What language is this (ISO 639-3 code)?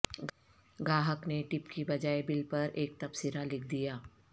urd